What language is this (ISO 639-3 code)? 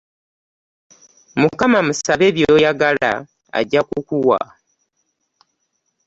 lug